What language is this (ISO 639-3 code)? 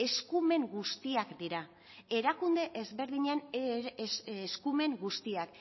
eus